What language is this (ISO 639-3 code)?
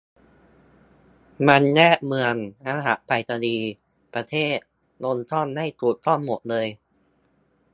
tha